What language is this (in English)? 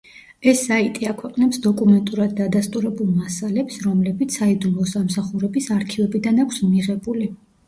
Georgian